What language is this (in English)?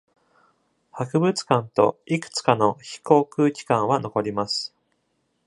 Japanese